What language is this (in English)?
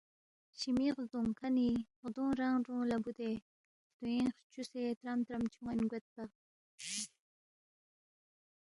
Balti